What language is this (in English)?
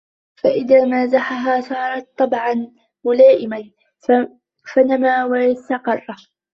Arabic